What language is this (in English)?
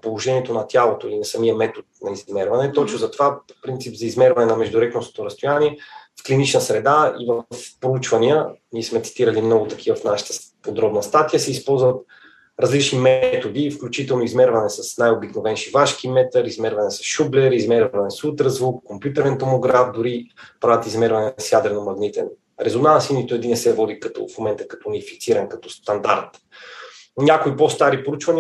Bulgarian